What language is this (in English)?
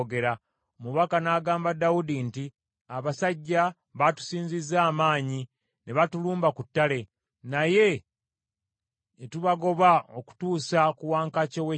Ganda